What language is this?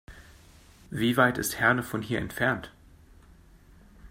German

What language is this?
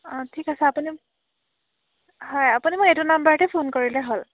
Assamese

